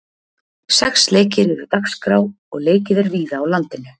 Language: Icelandic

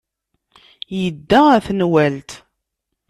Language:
Kabyle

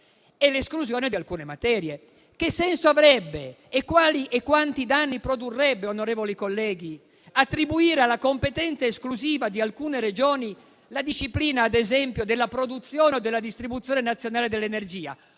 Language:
Italian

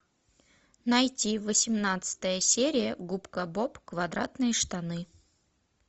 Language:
Russian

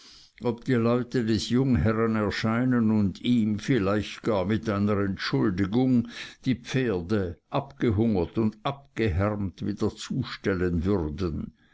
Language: German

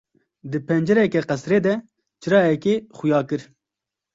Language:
Kurdish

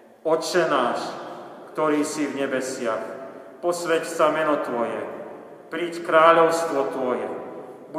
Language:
Slovak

